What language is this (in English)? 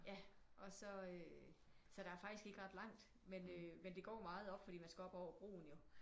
Danish